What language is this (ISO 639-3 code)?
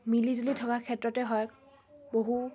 asm